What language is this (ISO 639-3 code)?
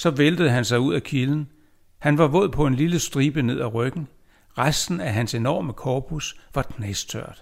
dan